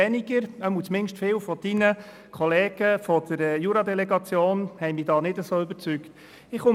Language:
Swiss German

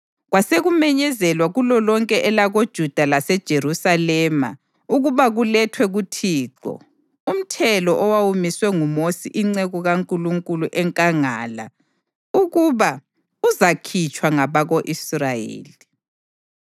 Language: North Ndebele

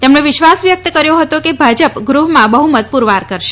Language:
Gujarati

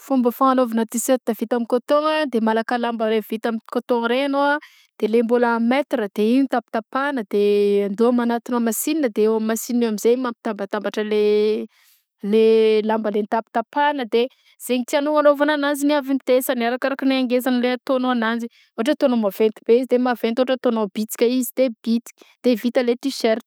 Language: Southern Betsimisaraka Malagasy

